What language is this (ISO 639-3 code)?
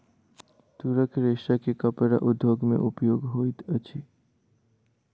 mai